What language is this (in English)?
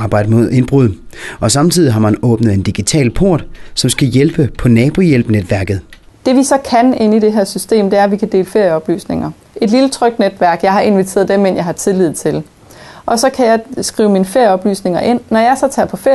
Danish